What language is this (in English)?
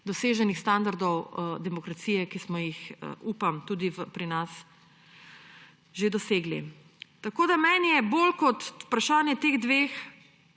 Slovenian